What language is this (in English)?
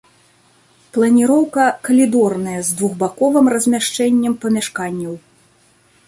Belarusian